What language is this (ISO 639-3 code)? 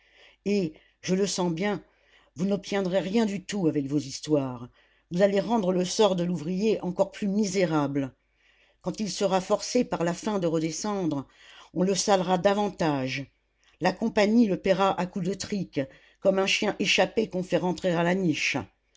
fra